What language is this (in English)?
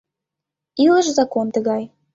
Mari